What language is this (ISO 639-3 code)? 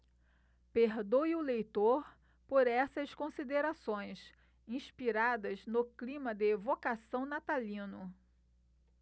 por